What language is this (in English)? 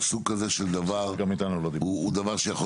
Hebrew